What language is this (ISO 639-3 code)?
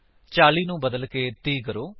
pan